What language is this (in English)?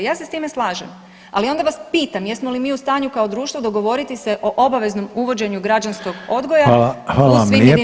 Croatian